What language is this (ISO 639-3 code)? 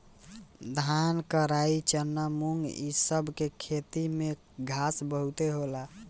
bho